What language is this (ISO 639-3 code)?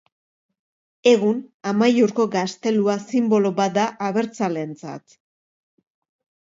eus